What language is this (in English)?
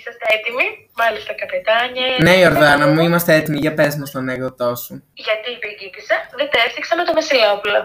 Greek